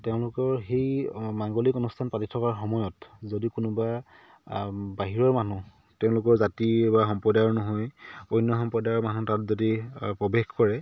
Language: Assamese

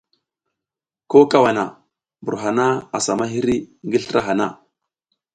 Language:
South Giziga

